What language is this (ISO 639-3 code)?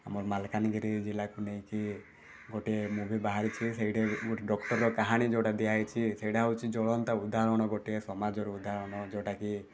ori